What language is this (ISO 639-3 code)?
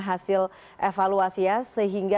ind